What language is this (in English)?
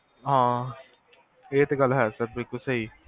Punjabi